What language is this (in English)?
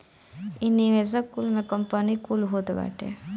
Bhojpuri